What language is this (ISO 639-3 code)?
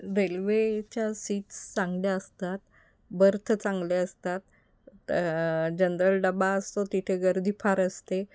mar